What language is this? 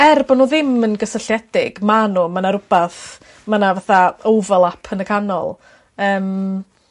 Welsh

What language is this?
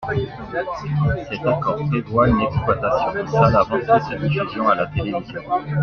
French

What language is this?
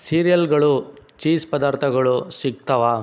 Kannada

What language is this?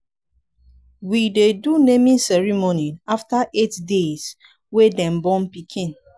Nigerian Pidgin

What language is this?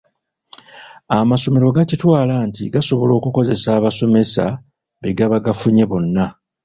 Ganda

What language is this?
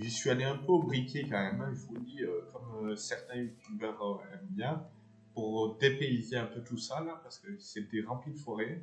French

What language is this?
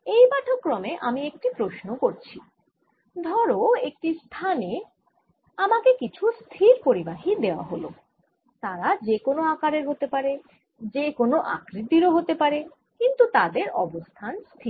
Bangla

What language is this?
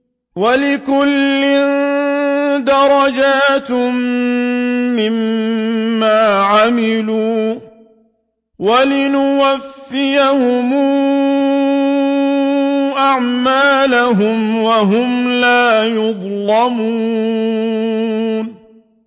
Arabic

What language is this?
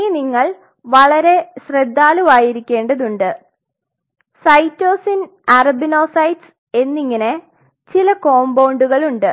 Malayalam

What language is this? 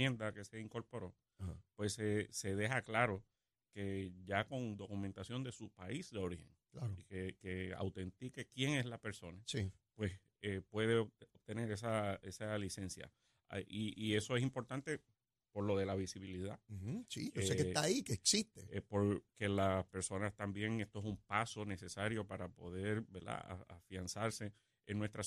Spanish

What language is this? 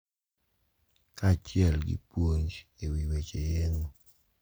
Luo (Kenya and Tanzania)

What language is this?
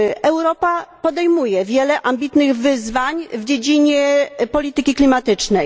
Polish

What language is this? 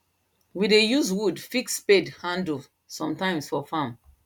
Nigerian Pidgin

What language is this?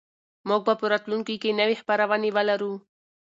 Pashto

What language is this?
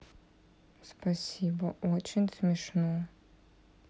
Russian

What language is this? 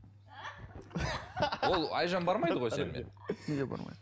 Kazakh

